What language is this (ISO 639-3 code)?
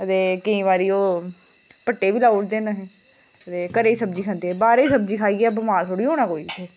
doi